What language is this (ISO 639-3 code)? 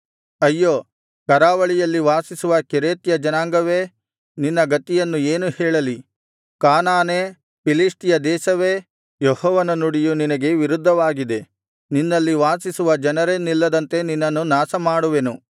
kan